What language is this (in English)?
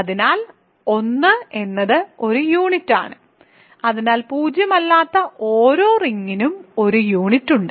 Malayalam